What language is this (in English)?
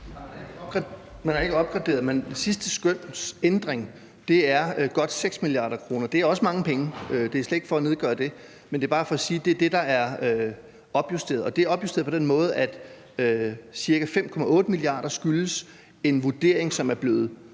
Danish